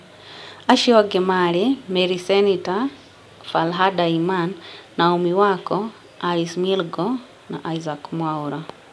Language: Kikuyu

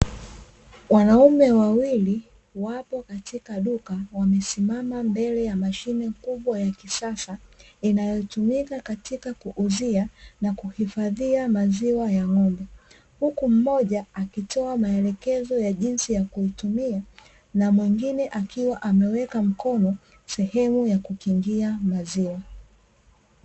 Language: Swahili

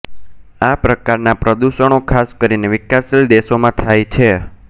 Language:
Gujarati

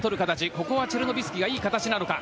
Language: Japanese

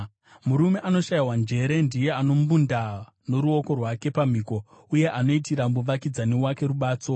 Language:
Shona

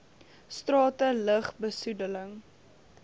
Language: Afrikaans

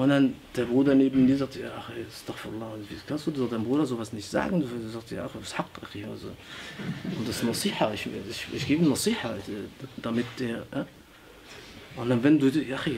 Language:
German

